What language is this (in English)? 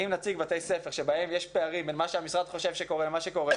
Hebrew